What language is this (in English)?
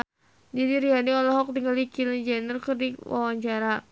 Sundanese